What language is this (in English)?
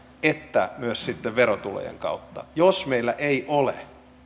Finnish